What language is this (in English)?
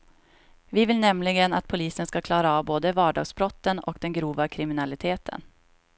Swedish